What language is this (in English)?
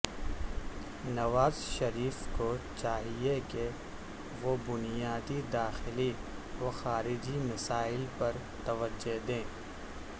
Urdu